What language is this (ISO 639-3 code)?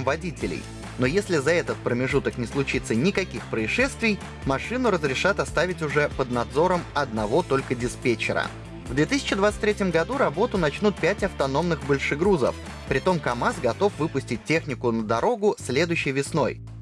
rus